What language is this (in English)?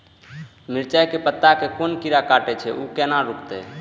Maithili